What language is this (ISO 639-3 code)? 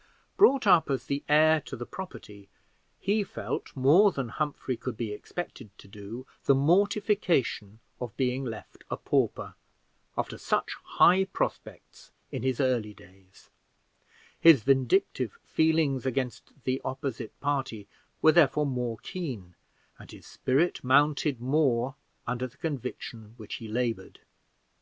eng